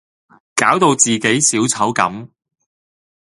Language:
Cantonese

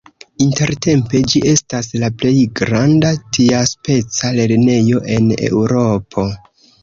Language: Esperanto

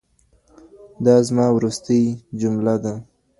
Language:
Pashto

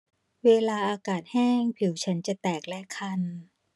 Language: Thai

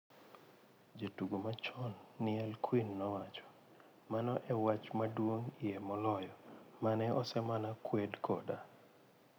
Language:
Luo (Kenya and Tanzania)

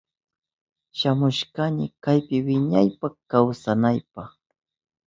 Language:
Southern Pastaza Quechua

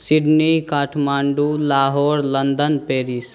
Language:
Maithili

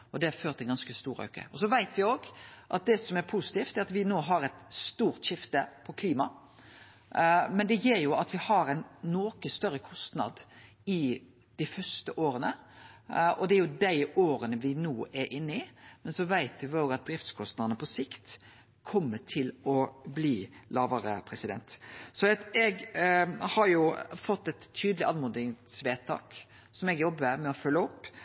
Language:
Norwegian Nynorsk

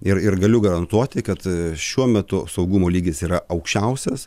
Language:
Lithuanian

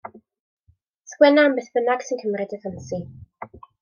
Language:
Welsh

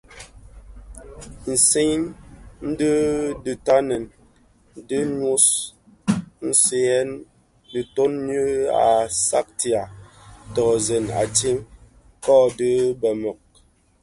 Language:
Bafia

